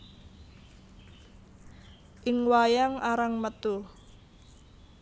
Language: Javanese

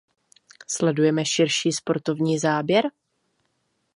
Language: Czech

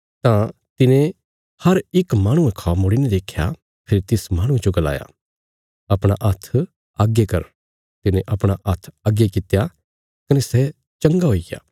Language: Bilaspuri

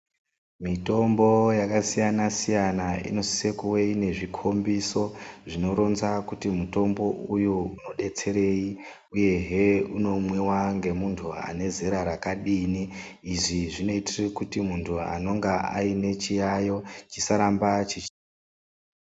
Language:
Ndau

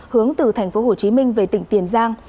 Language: Vietnamese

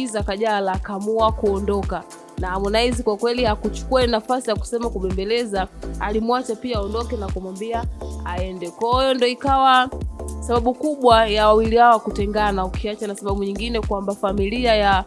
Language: Swahili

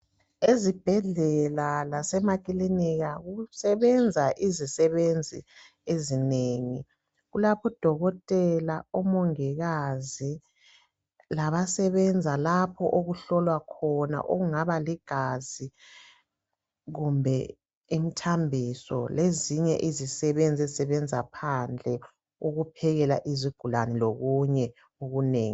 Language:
North Ndebele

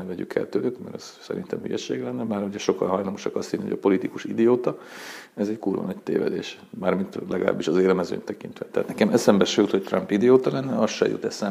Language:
Hungarian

